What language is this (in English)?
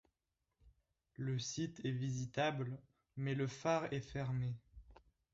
French